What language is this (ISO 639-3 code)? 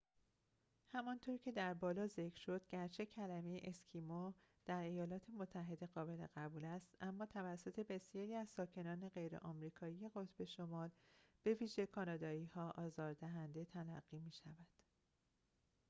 fas